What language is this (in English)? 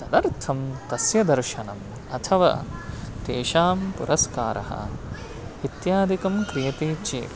Sanskrit